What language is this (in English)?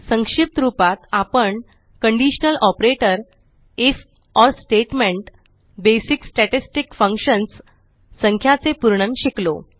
Marathi